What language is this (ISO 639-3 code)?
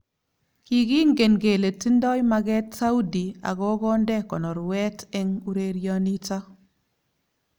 kln